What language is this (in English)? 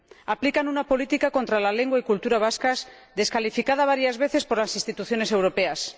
Spanish